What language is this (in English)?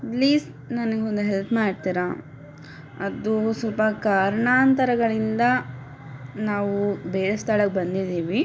Kannada